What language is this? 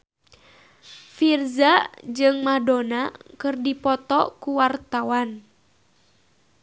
Sundanese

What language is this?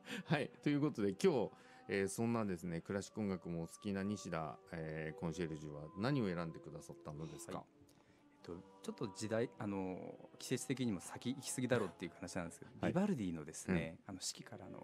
Japanese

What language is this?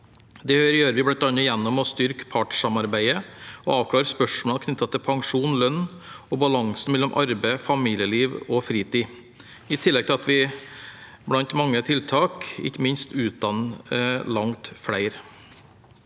Norwegian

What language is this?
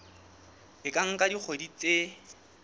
Southern Sotho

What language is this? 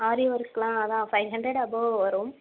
Tamil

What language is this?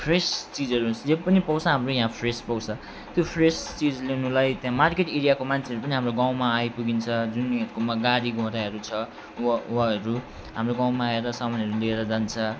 Nepali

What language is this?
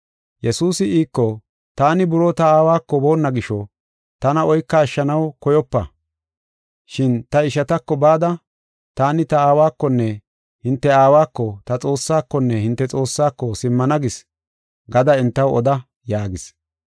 Gofa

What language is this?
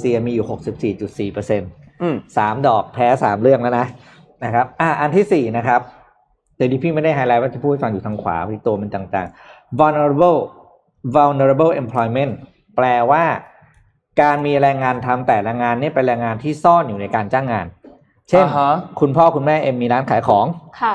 Thai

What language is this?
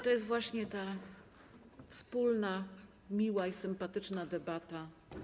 Polish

